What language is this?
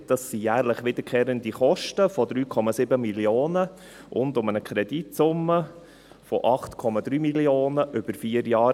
Swiss German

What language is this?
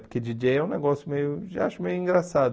Portuguese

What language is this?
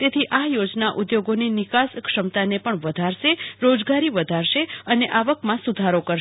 Gujarati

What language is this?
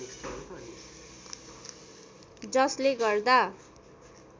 Nepali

